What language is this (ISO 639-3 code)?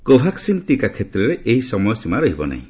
ori